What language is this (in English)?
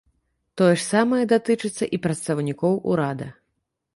Belarusian